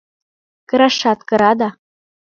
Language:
Mari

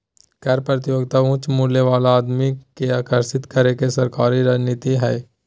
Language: Magahi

